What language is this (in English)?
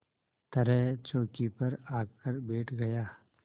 Hindi